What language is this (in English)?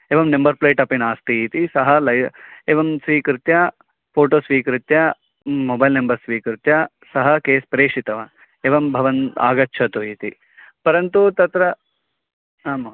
Sanskrit